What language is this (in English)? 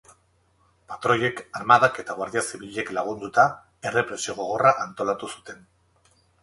Basque